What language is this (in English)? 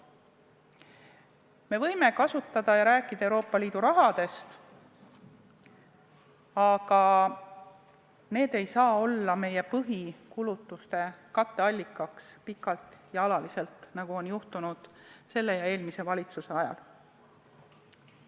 Estonian